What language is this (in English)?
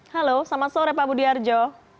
Indonesian